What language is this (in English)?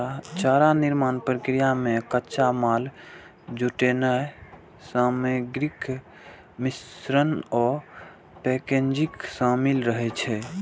Maithili